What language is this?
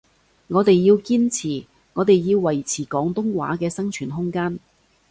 Cantonese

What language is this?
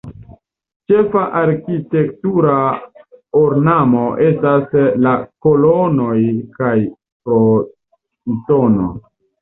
Esperanto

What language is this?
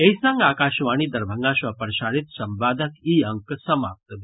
Maithili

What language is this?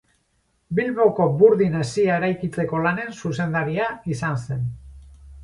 Basque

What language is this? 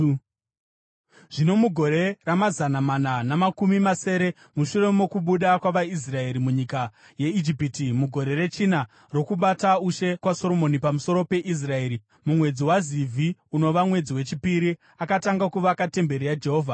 Shona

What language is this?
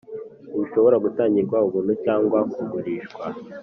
Kinyarwanda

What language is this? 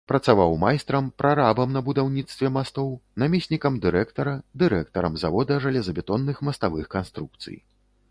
Belarusian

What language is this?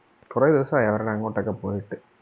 Malayalam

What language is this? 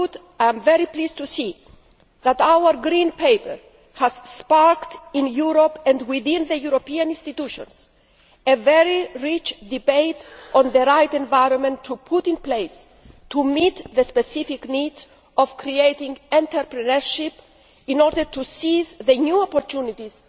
English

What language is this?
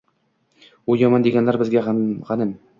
Uzbek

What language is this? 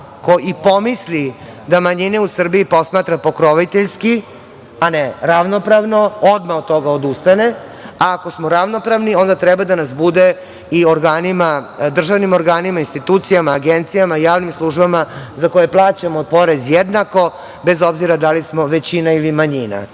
Serbian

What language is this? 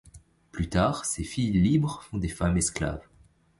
French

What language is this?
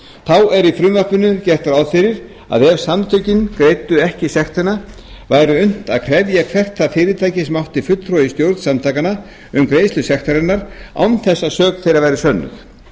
Icelandic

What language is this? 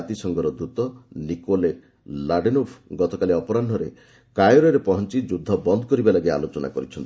Odia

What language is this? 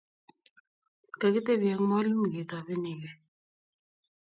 Kalenjin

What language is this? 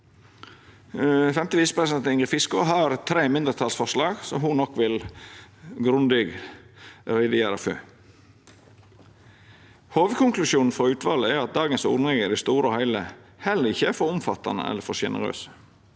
Norwegian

